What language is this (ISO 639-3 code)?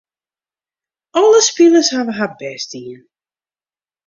fry